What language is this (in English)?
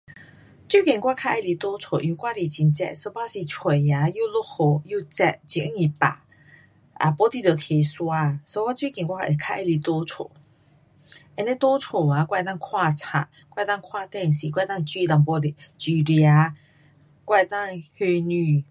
Pu-Xian Chinese